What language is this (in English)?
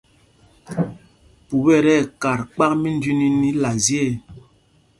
Mpumpong